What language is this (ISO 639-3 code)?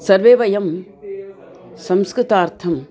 san